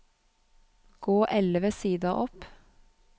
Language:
Norwegian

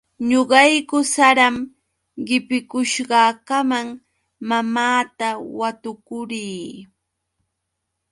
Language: Yauyos Quechua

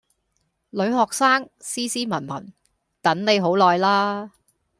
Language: Cantonese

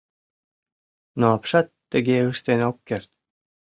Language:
Mari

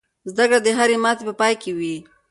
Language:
Pashto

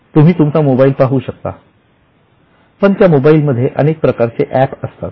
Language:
Marathi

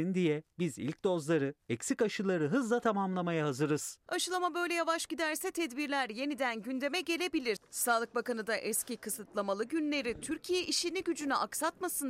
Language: Turkish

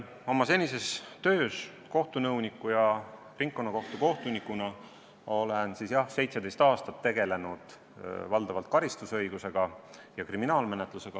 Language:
Estonian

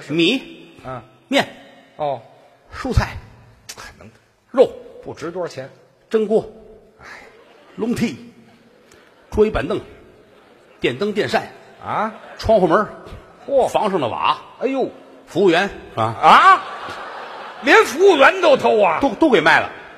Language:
Chinese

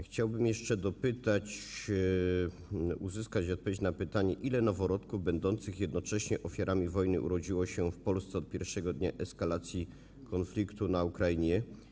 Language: Polish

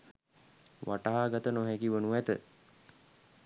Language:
Sinhala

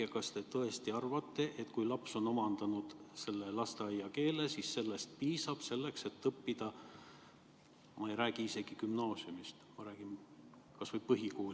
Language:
Estonian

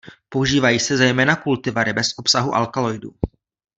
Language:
Czech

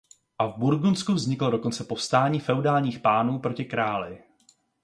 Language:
Czech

